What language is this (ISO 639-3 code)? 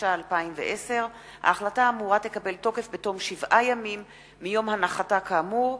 heb